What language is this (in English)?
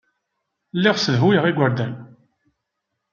Kabyle